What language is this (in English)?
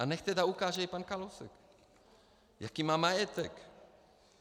Czech